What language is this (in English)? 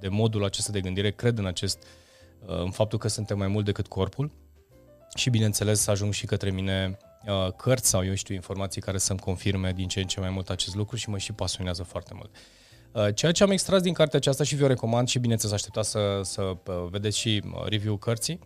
Romanian